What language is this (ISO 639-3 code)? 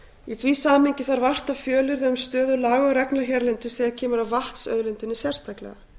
isl